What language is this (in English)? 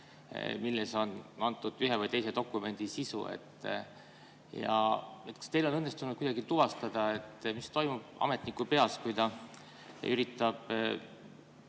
Estonian